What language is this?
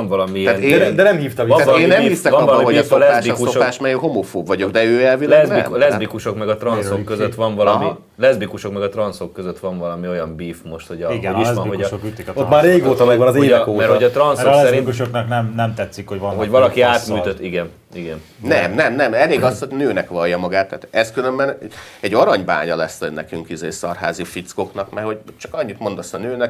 Hungarian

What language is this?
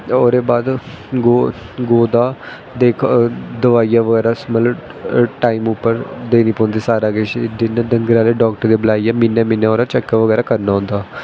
Dogri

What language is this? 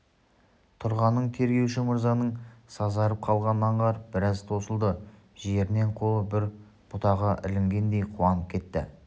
Kazakh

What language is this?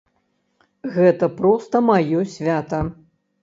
Belarusian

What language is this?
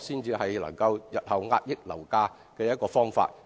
Cantonese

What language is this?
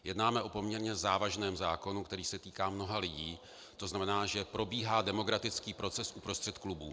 Czech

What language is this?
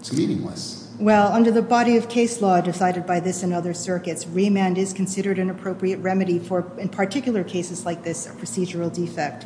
English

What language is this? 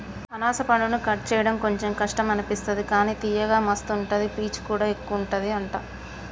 Telugu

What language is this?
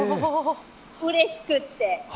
Japanese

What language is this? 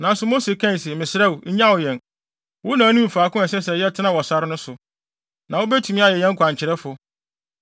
Akan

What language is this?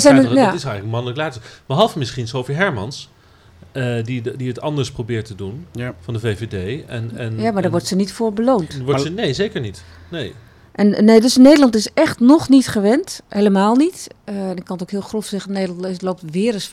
Dutch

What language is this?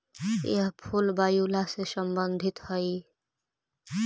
Magahi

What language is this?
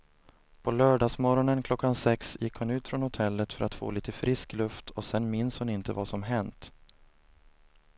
Swedish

